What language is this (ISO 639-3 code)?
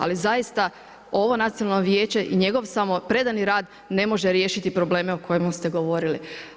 hrv